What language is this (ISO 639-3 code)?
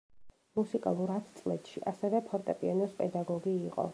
kat